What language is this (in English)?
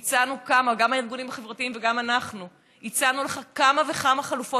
Hebrew